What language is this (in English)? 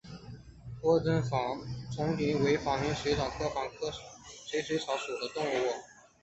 Chinese